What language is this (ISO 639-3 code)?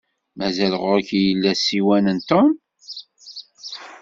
kab